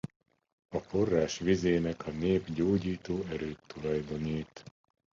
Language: Hungarian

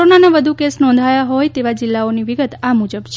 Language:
Gujarati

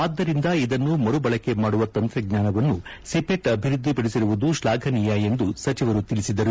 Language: Kannada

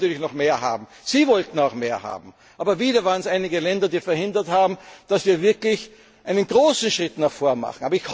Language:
German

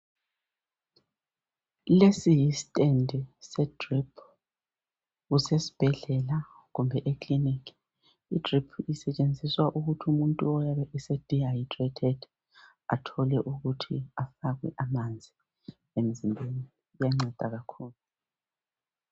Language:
North Ndebele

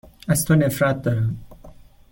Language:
Persian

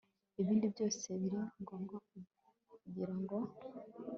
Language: Kinyarwanda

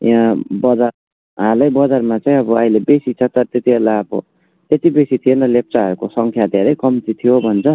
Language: Nepali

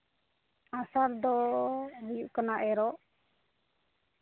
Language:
Santali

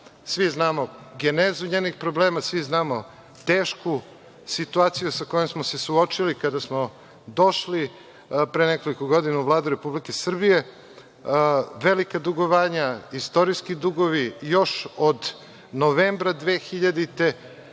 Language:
Serbian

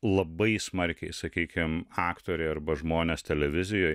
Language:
Lithuanian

